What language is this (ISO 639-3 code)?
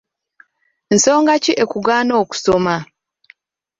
lug